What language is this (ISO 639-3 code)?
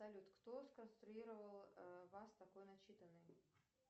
rus